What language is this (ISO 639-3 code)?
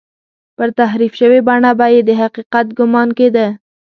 pus